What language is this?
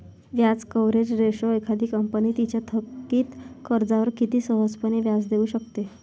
Marathi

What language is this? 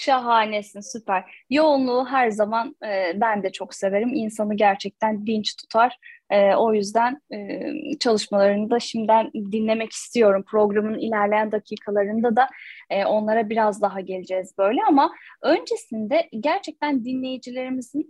Turkish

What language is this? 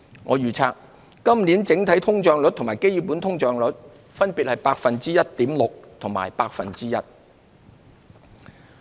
Cantonese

